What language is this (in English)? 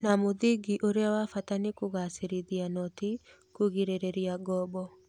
Kikuyu